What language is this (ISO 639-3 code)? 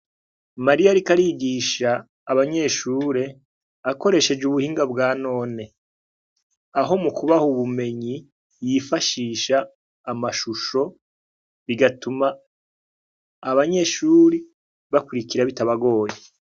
run